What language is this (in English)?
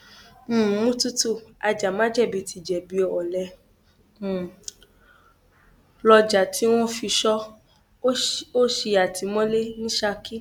Yoruba